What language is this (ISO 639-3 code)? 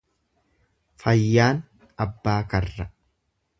orm